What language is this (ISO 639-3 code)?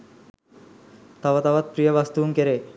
sin